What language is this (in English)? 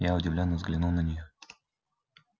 Russian